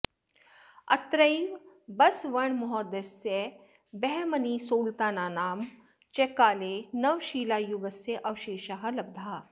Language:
Sanskrit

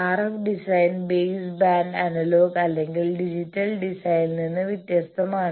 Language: Malayalam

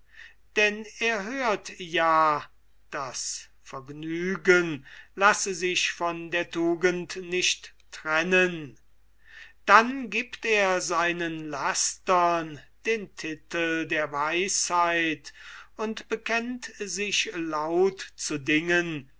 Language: German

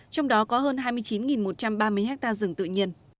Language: Vietnamese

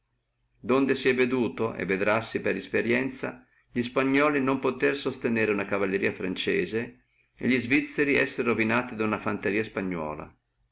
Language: Italian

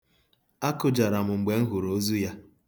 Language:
Igbo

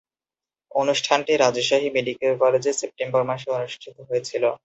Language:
Bangla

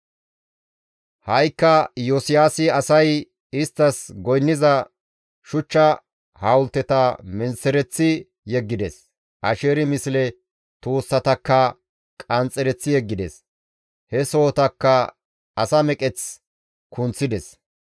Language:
Gamo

